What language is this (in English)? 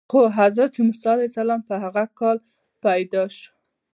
Pashto